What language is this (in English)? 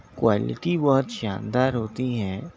Urdu